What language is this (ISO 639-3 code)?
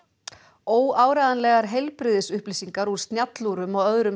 isl